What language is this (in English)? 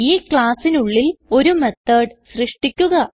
Malayalam